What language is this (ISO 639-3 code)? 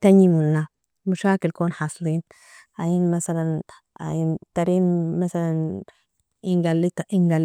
fia